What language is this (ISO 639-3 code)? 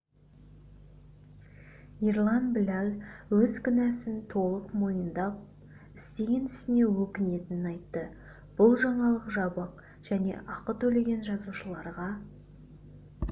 kaz